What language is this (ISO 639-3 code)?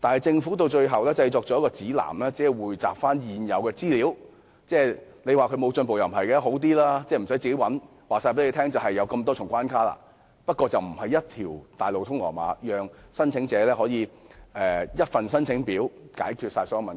yue